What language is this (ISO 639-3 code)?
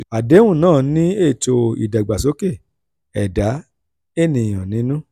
yor